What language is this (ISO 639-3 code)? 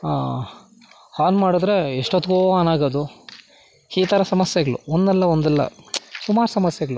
kan